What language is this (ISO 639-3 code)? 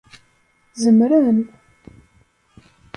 kab